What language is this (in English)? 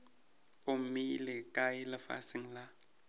Northern Sotho